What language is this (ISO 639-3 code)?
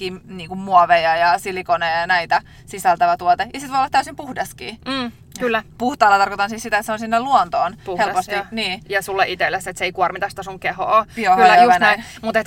fin